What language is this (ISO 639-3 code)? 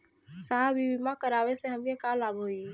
bho